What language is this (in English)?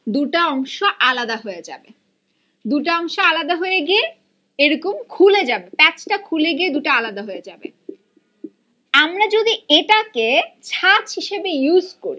Bangla